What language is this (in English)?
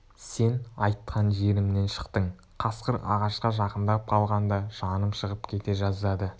Kazakh